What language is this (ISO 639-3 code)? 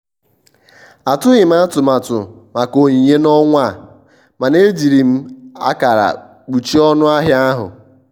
ibo